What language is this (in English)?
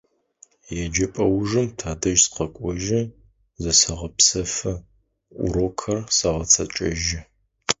Adyghe